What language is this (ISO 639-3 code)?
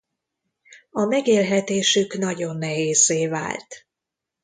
hun